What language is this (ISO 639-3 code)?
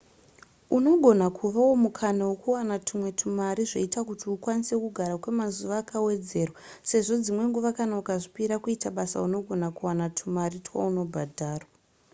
sna